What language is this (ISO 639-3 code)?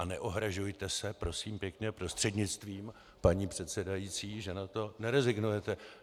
ces